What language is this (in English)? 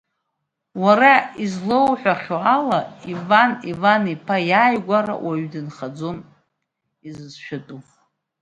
Abkhazian